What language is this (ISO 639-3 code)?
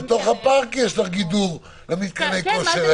heb